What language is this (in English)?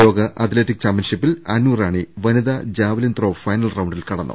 Malayalam